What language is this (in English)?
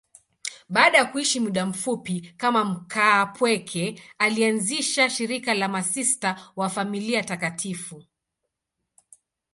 Swahili